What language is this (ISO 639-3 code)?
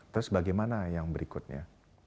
ind